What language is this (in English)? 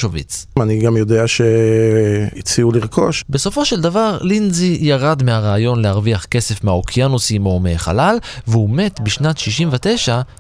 Hebrew